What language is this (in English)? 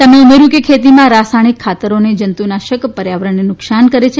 Gujarati